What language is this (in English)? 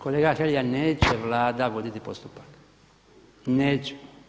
Croatian